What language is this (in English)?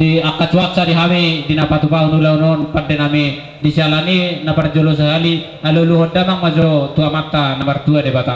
Indonesian